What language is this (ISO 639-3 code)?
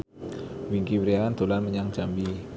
jav